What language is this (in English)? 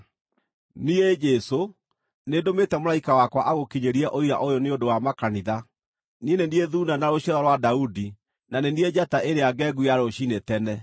Kikuyu